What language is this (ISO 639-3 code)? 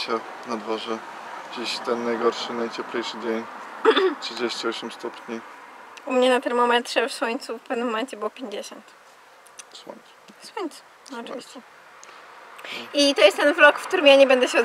pol